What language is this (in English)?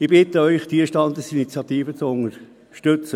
Swiss German